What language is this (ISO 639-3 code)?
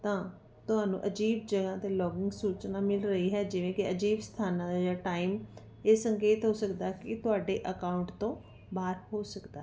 pan